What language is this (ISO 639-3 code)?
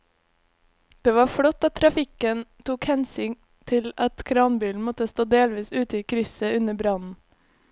nor